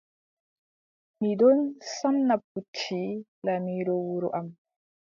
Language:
Adamawa Fulfulde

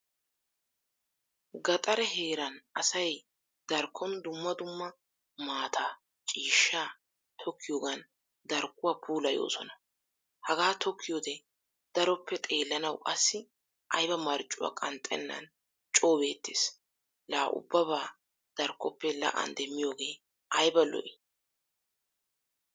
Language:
Wolaytta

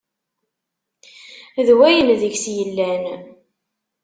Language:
Kabyle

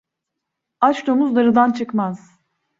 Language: Turkish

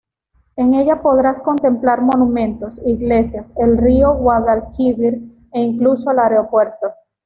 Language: Spanish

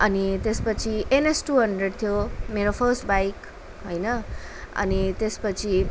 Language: Nepali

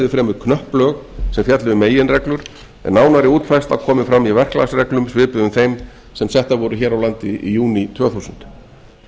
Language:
Icelandic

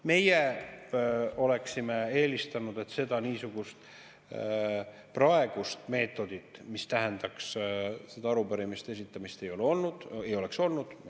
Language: Estonian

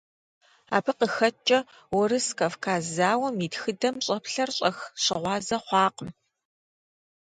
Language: Kabardian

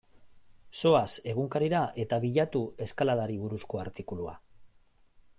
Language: Basque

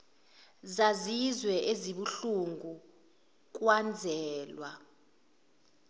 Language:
Zulu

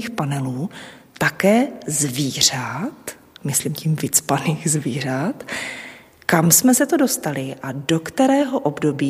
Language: Czech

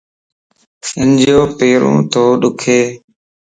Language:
Lasi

